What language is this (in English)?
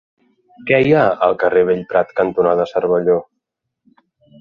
Catalan